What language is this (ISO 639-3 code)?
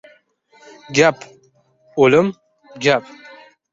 uzb